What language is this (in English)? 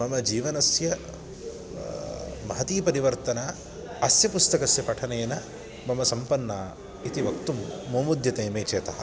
Sanskrit